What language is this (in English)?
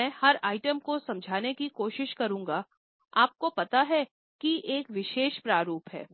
Hindi